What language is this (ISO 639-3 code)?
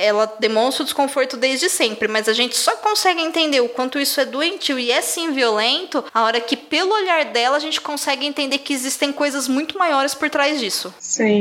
por